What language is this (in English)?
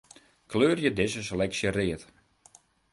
Western Frisian